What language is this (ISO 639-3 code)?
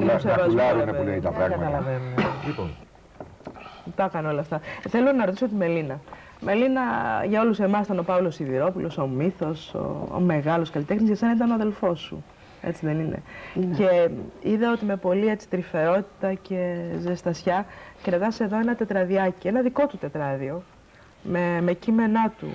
ell